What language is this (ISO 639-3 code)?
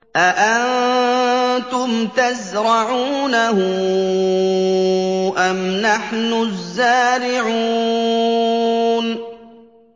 ara